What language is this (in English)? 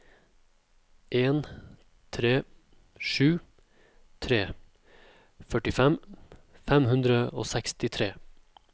Norwegian